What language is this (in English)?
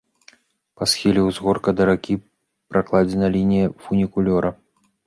Belarusian